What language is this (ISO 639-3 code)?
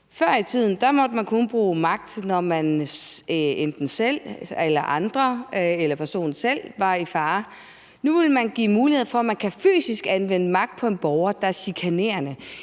dan